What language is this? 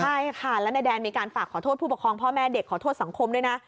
Thai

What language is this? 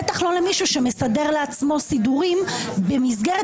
Hebrew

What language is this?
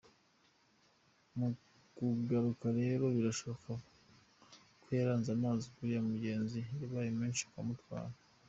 Kinyarwanda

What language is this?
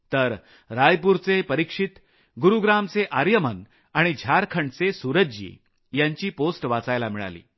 Marathi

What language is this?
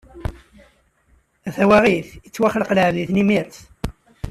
Kabyle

